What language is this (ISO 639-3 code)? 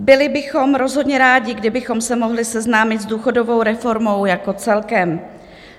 ces